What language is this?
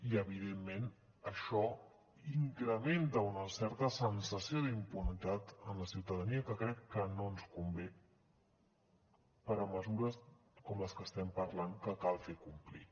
Catalan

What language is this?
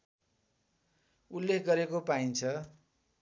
Nepali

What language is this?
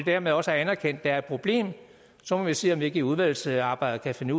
Danish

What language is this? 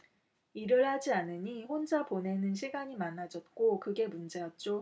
Korean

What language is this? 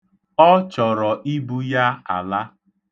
Igbo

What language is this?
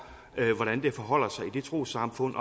Danish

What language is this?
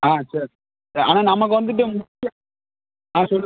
Tamil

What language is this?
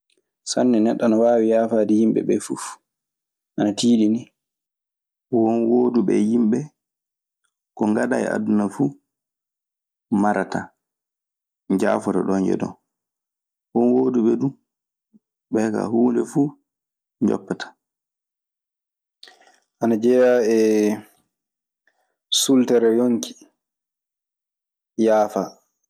Maasina Fulfulde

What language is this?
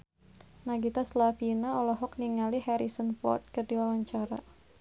Sundanese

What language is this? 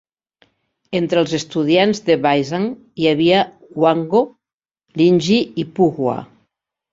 Catalan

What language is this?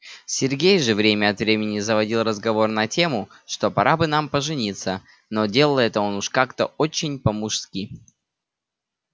Russian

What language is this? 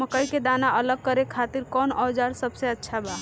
Bhojpuri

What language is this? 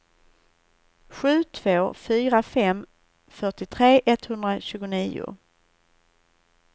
Swedish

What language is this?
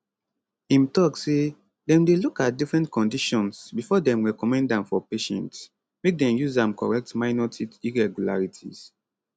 Nigerian Pidgin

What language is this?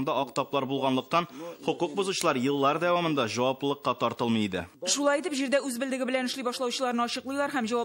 Russian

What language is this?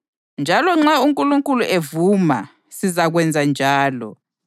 North Ndebele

